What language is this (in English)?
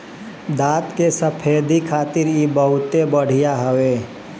Bhojpuri